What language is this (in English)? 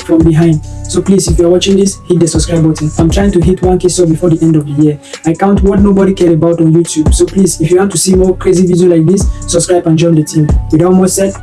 English